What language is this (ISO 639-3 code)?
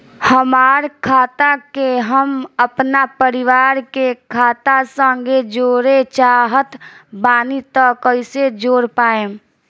bho